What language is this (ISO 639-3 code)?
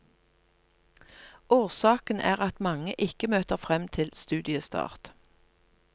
nor